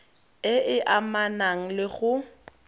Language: Tswana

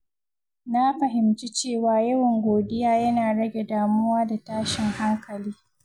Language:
Hausa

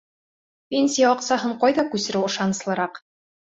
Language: Bashkir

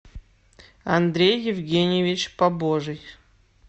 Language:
Russian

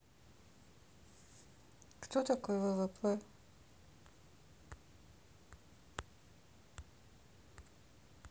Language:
Russian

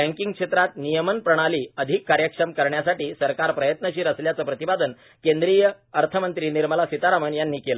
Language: Marathi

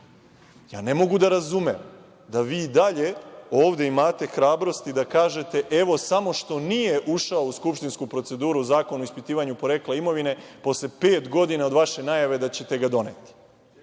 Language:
Serbian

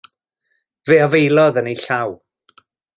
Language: Welsh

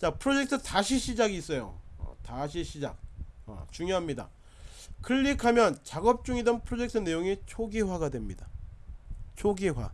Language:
Korean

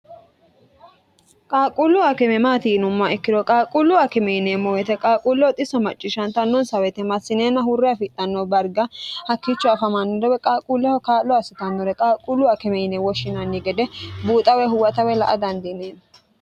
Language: Sidamo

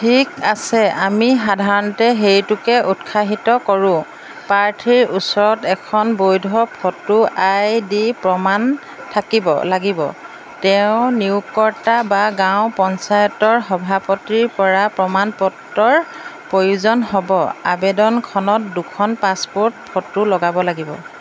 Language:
Assamese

